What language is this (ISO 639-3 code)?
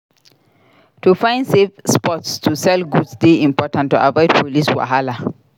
pcm